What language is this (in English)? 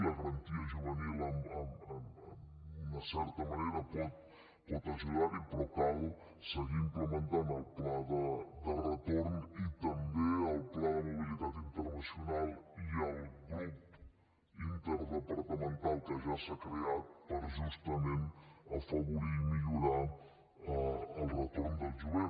Catalan